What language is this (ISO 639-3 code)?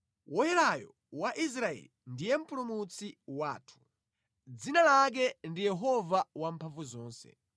nya